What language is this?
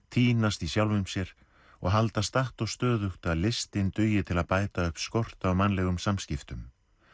Icelandic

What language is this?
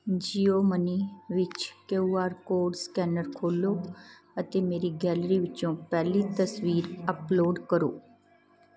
Punjabi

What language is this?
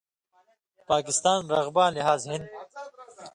Indus Kohistani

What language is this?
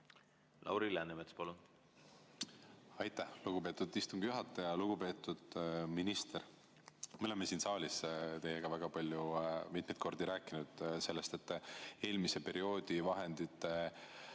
Estonian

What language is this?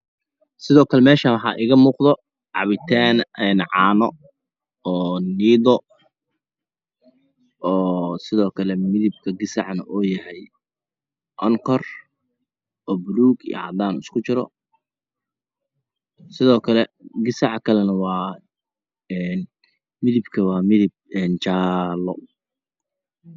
Somali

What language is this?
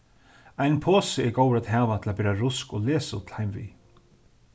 Faroese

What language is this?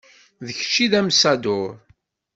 Kabyle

